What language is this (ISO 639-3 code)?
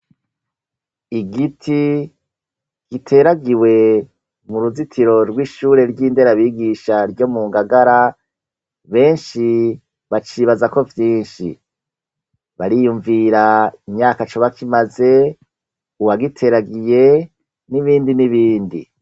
run